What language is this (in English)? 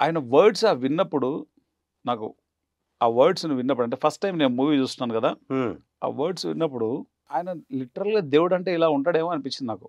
Telugu